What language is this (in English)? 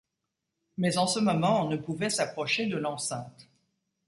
French